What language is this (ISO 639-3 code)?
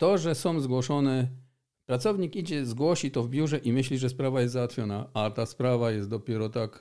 pol